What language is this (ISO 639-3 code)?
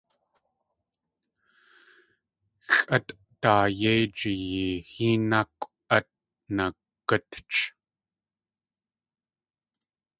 tli